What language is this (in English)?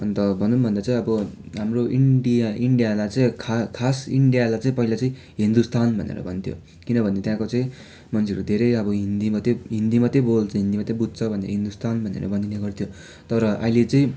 Nepali